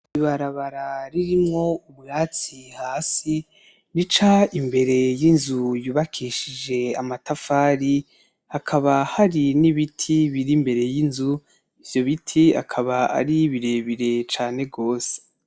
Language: Rundi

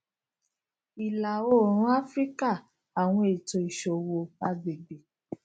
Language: Yoruba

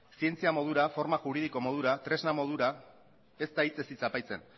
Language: Basque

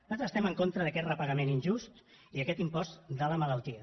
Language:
Catalan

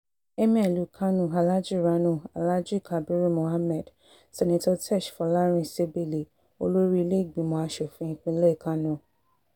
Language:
Yoruba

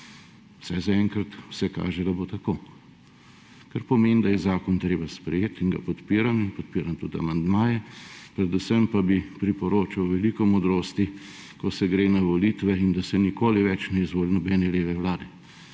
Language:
Slovenian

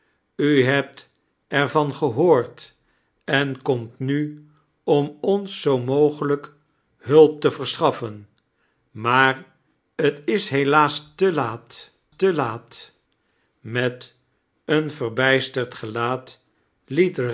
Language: Dutch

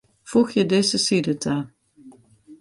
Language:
Western Frisian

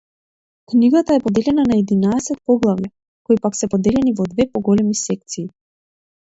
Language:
Macedonian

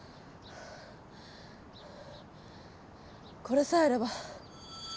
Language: Japanese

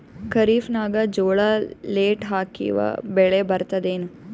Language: Kannada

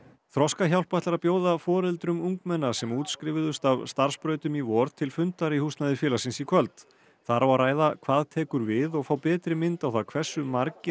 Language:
Icelandic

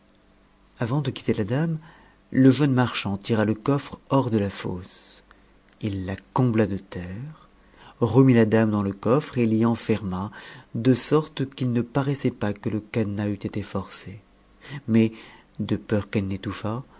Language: French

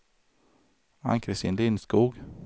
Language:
Swedish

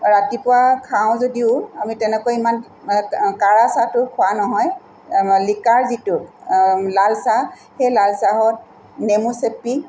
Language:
Assamese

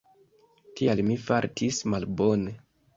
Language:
Esperanto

